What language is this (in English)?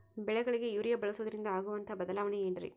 Kannada